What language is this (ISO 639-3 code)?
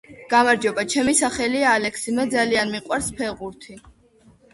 kat